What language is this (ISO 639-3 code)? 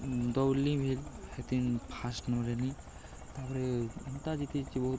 ori